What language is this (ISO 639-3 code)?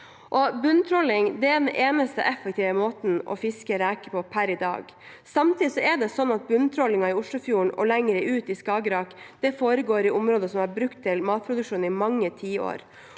nor